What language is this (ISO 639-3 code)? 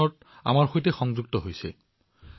asm